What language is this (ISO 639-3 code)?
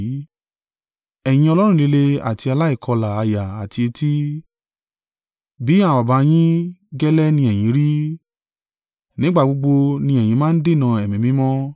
yor